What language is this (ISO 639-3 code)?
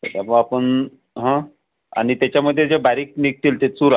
mar